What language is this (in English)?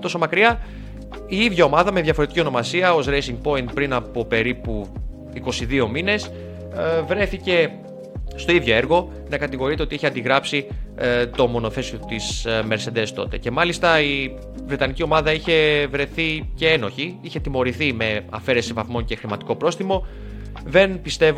Greek